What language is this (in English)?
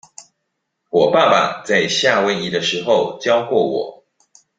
Chinese